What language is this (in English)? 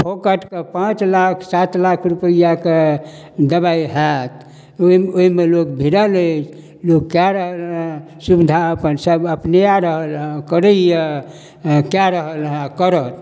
Maithili